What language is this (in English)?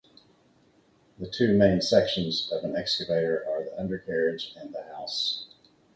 English